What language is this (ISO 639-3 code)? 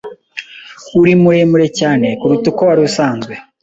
kin